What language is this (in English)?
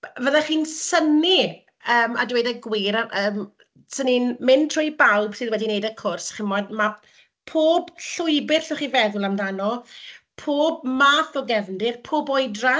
Welsh